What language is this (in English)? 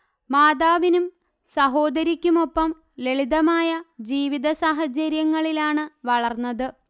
Malayalam